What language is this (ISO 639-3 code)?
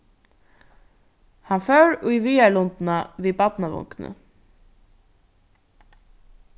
fao